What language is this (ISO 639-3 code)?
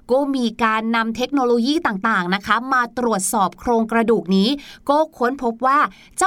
tha